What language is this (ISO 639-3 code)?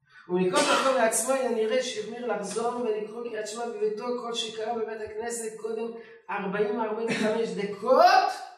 heb